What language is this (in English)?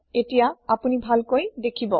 Assamese